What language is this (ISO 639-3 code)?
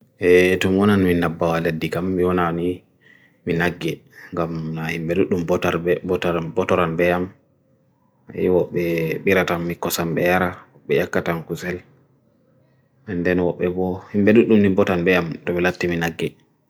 fui